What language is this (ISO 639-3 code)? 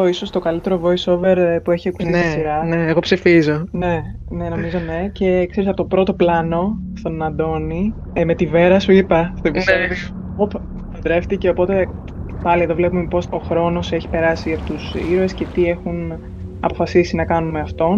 ell